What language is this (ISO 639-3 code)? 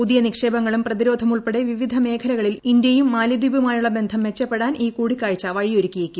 mal